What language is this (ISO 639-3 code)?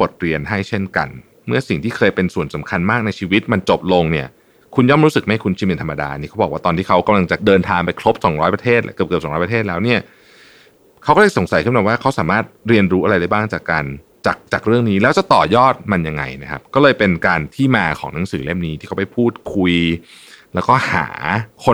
tha